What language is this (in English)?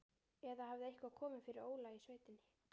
Icelandic